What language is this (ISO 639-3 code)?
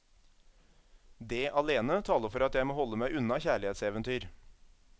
nor